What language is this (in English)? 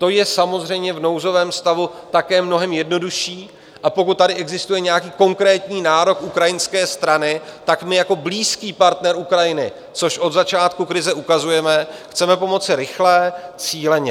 Czech